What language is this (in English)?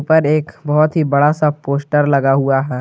Hindi